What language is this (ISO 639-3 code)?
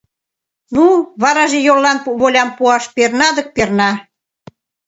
chm